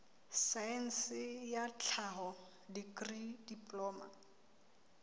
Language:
Southern Sotho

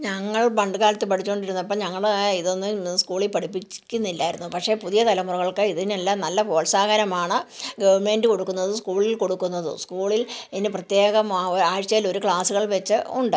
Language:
Malayalam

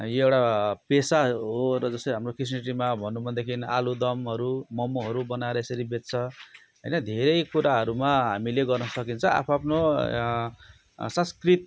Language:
Nepali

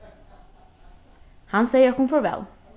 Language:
Faroese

